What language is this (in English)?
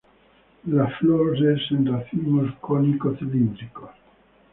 Spanish